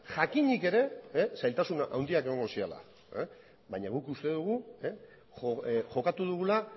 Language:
Basque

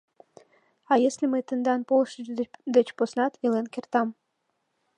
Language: Mari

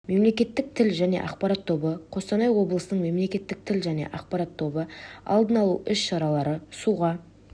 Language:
Kazakh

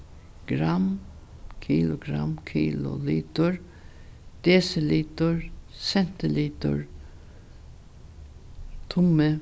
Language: Faroese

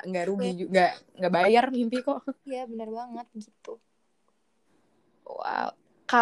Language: Indonesian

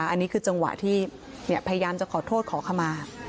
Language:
Thai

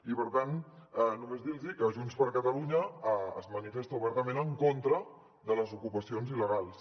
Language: Catalan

